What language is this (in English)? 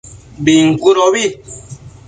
Matsés